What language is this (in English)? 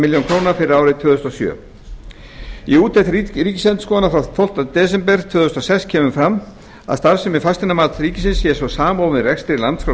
Icelandic